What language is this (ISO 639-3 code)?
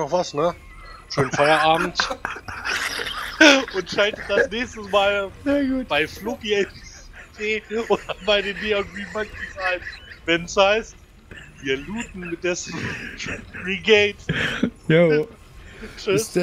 deu